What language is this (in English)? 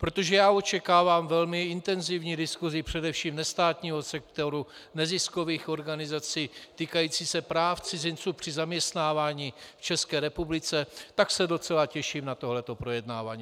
Czech